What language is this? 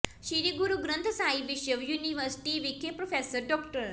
Punjabi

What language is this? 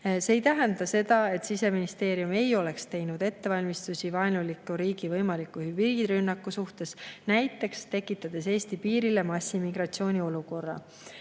Estonian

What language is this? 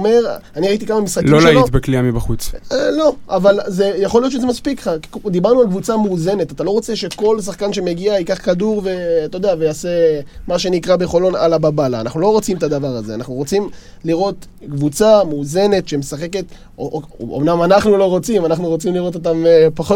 Hebrew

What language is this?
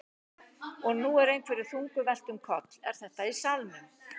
Icelandic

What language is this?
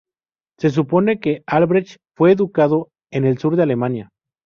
Spanish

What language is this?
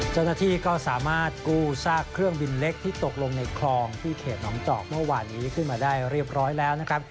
Thai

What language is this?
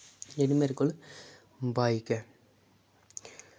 Dogri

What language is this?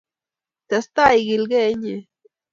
Kalenjin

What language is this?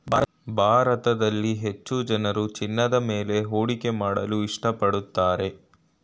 Kannada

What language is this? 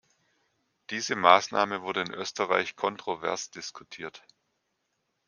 German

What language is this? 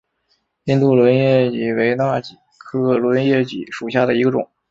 Chinese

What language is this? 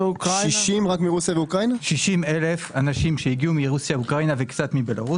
Hebrew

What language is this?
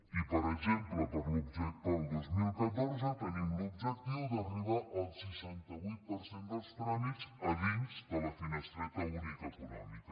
Catalan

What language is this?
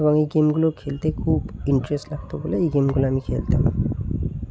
Bangla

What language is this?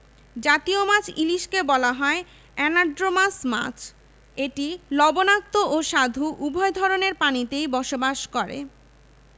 Bangla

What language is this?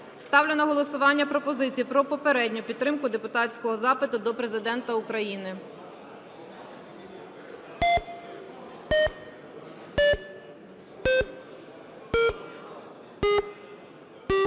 Ukrainian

